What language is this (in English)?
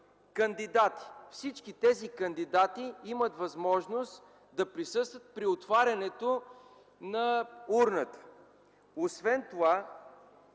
Bulgarian